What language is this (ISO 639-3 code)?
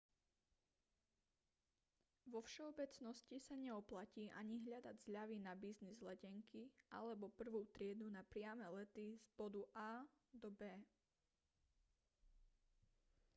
slk